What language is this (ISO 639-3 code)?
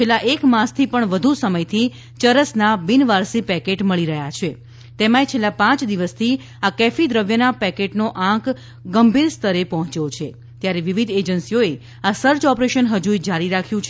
guj